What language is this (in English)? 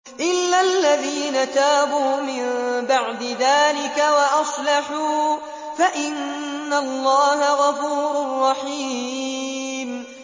Arabic